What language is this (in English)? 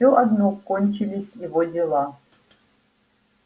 Russian